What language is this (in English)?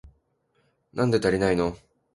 Japanese